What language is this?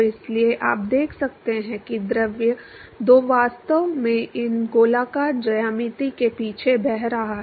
Hindi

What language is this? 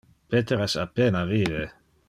Interlingua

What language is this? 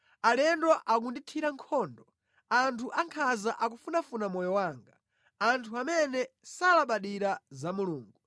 Nyanja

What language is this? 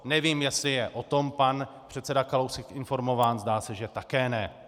Czech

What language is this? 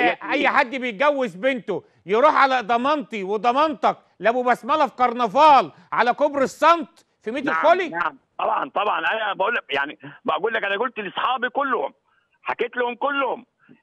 Arabic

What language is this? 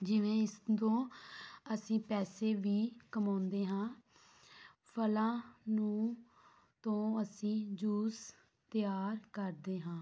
Punjabi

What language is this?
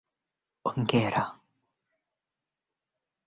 Swahili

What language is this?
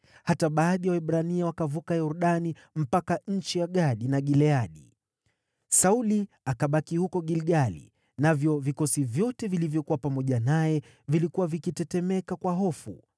Swahili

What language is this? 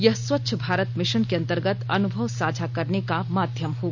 Hindi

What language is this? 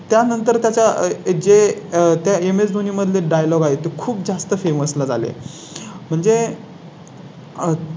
Marathi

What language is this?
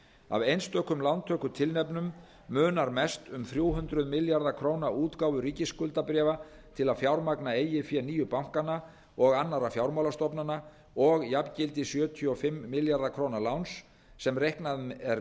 Icelandic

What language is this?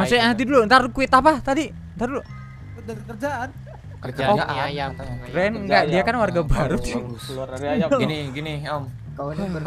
Indonesian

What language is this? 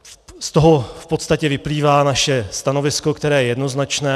Czech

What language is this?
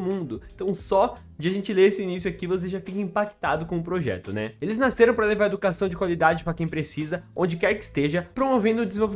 Portuguese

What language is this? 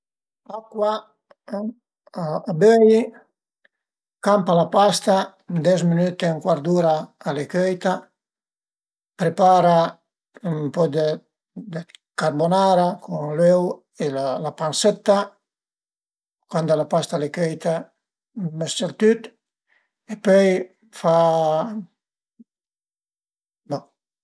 Piedmontese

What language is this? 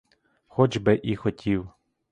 Ukrainian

